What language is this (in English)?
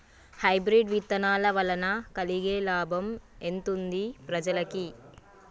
Telugu